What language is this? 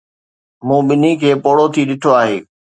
Sindhi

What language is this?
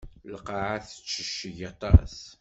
Kabyle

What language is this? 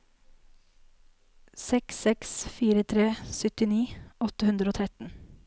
Norwegian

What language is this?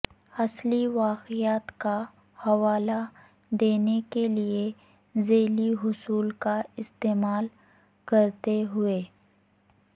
Urdu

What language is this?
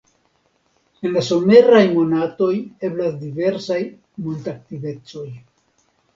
Esperanto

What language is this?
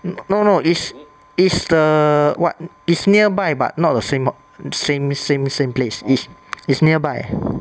English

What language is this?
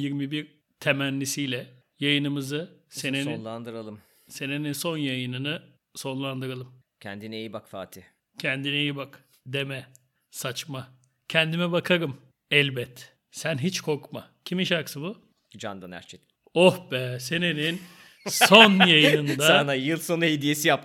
Turkish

